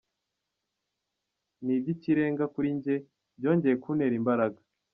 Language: Kinyarwanda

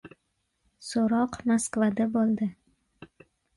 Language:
Uzbek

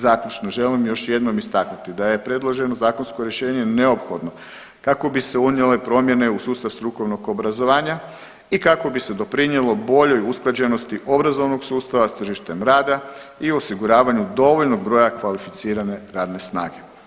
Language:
Croatian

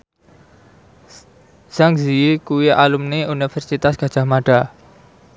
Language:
Javanese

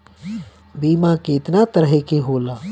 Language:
Bhojpuri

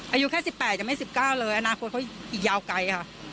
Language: Thai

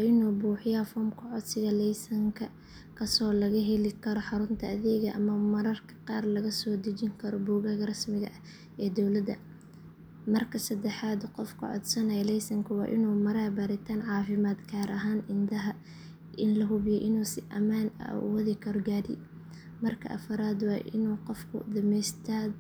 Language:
Somali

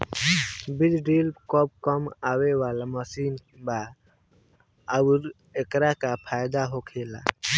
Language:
Bhojpuri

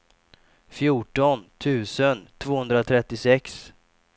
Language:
Swedish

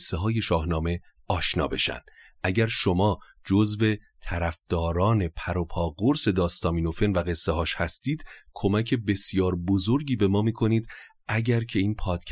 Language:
Persian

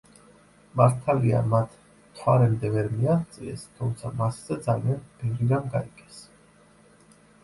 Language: Georgian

